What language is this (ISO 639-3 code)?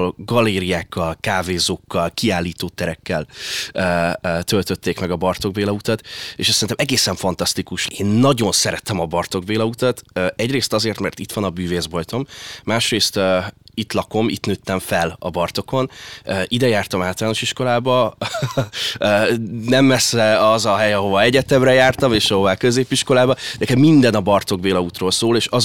hun